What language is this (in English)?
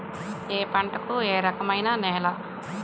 Telugu